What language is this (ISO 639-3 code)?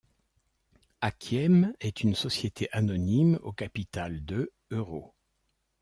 fra